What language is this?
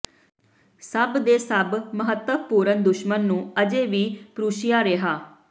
Punjabi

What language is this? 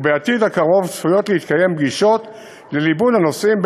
Hebrew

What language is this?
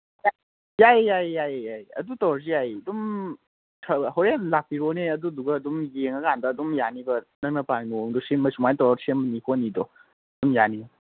Manipuri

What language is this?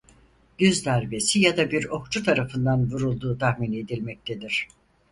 Turkish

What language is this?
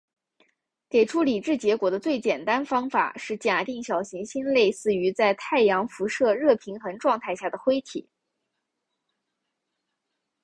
Chinese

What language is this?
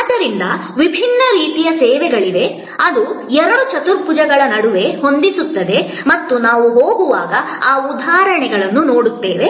Kannada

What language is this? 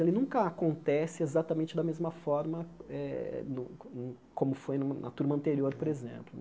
Portuguese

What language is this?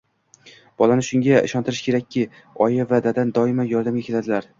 Uzbek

